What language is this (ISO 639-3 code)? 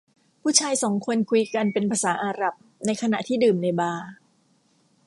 tha